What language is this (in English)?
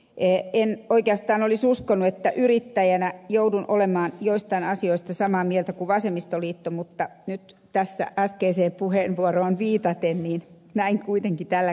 Finnish